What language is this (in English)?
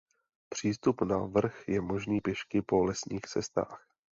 Czech